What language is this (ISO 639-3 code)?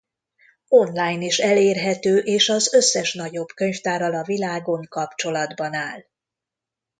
hun